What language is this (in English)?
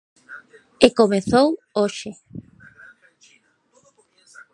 Galician